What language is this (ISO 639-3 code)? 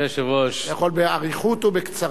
heb